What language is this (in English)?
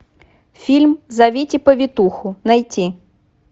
Russian